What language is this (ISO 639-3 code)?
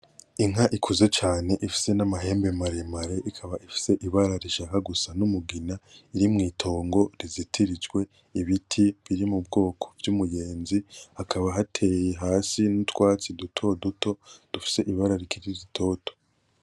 run